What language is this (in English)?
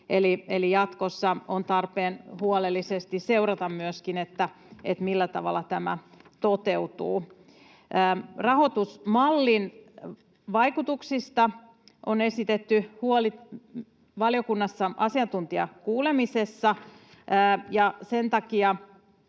Finnish